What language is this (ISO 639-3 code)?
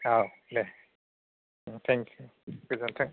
brx